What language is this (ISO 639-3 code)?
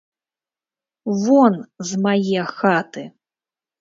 bel